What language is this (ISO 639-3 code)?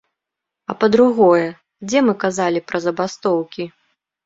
bel